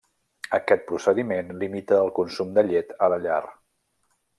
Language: Catalan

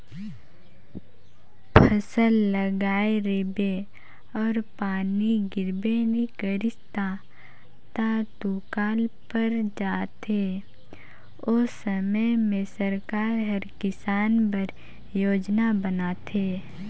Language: Chhattisgarhi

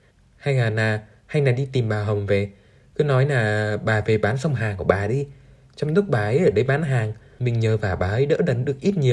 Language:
Vietnamese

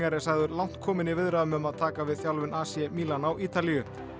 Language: Icelandic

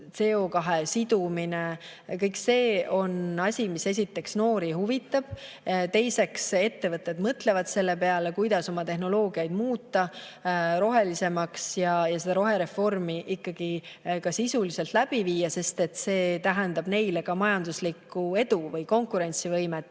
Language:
Estonian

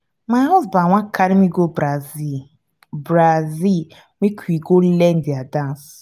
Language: Nigerian Pidgin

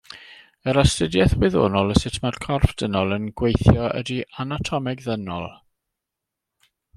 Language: Welsh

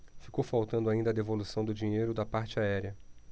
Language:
Portuguese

